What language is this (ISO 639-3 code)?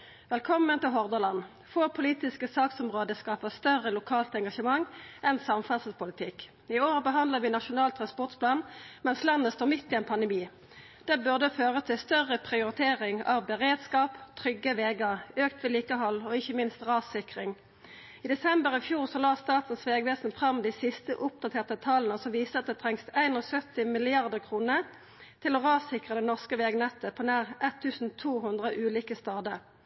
nno